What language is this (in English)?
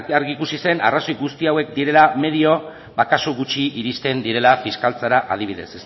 Basque